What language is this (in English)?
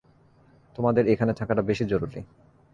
Bangla